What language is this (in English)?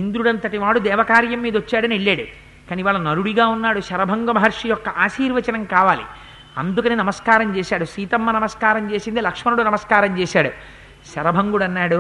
Telugu